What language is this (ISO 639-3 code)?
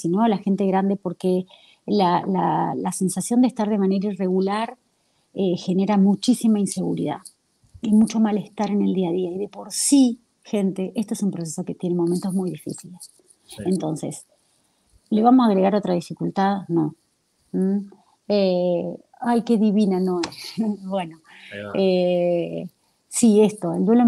spa